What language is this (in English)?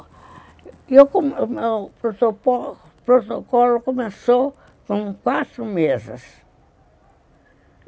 Portuguese